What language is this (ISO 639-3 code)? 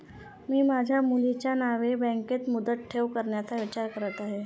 mar